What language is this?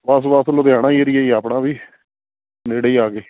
Punjabi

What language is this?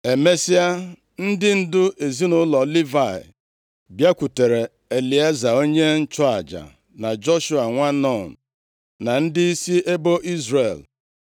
Igbo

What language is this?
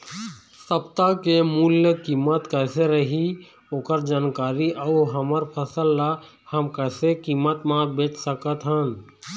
Chhattisgarhi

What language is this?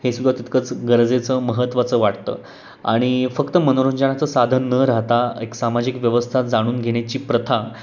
Marathi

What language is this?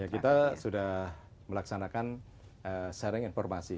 Indonesian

